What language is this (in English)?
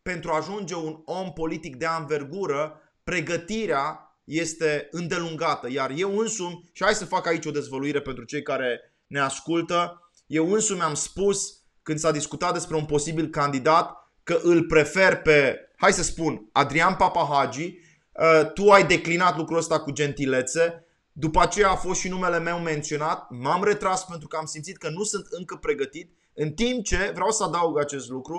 Romanian